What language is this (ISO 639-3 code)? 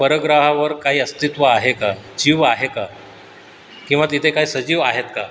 mar